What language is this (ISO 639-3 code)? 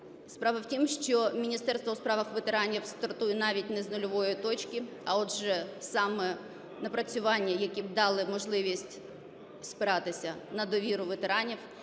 ukr